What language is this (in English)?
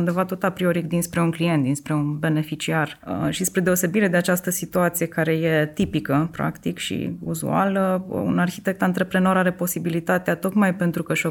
Romanian